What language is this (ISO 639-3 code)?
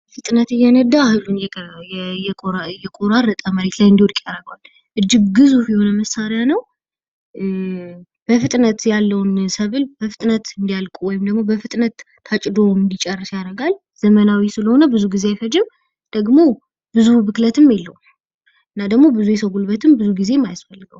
amh